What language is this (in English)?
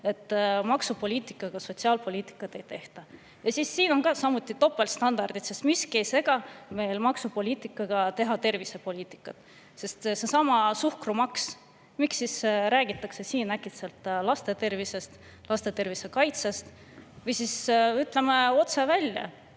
Estonian